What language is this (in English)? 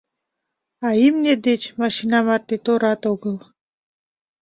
Mari